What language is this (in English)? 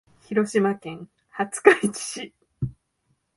Japanese